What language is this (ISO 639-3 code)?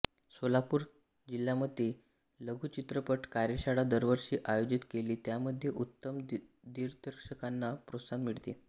mar